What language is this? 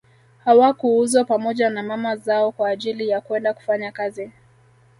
Swahili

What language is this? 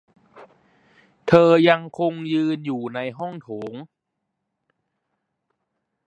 Thai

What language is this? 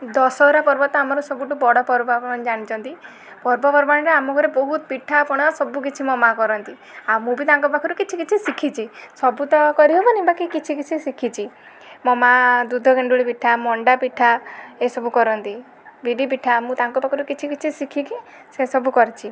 Odia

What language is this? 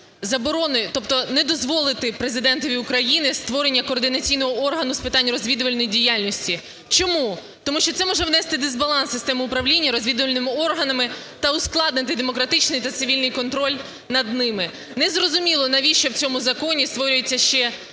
Ukrainian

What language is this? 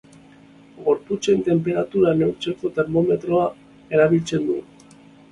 Basque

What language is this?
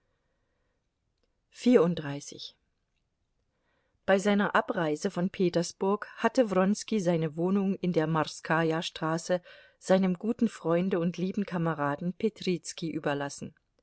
German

